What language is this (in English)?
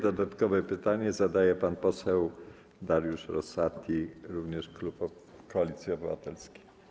Polish